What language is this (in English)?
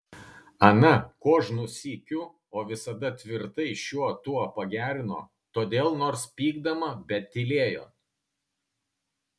Lithuanian